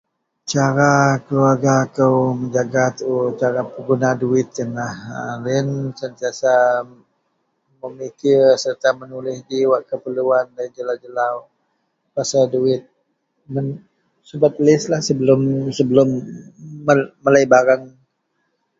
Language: Central Melanau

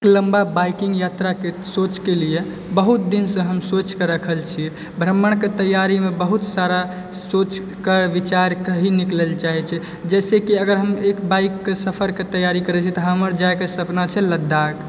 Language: Maithili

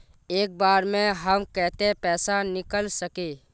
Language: Magahi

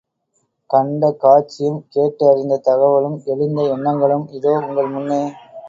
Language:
Tamil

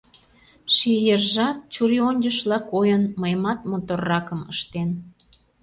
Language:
Mari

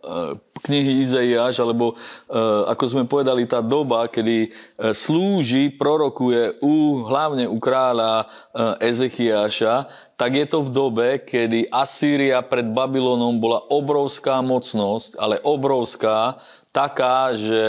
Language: Slovak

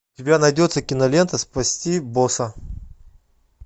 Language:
Russian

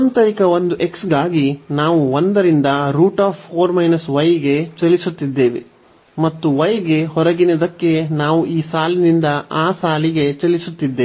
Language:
Kannada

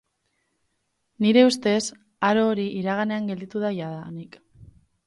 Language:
Basque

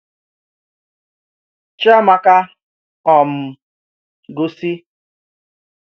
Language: Igbo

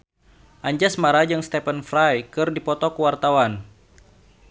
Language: Sundanese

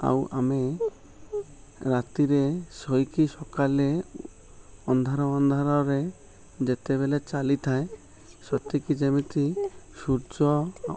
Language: Odia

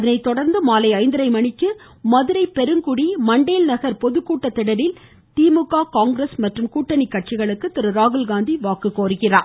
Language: Tamil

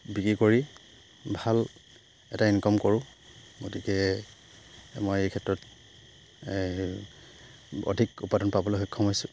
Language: Assamese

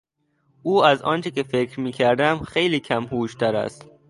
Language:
Persian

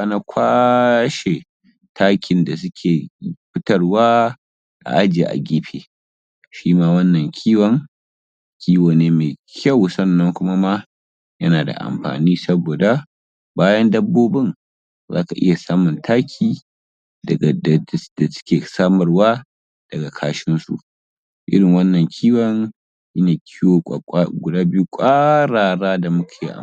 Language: Hausa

